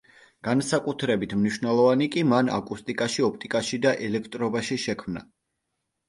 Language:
Georgian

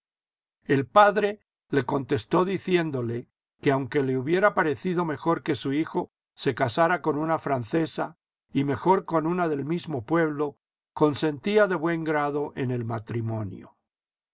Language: Spanish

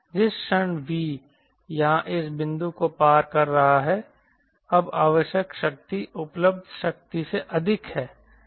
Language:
Hindi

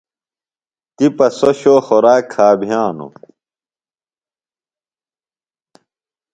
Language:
Phalura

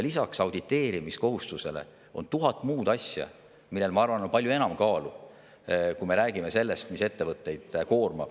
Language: Estonian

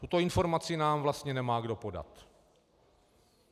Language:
Czech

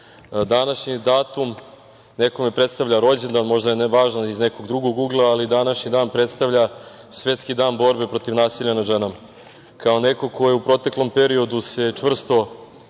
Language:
Serbian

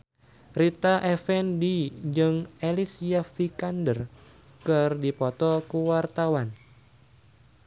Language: Sundanese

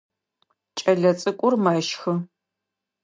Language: Adyghe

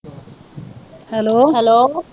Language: Punjabi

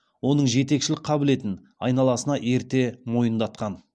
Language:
Kazakh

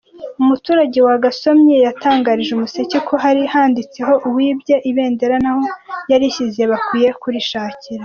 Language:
Kinyarwanda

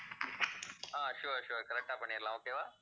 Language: Tamil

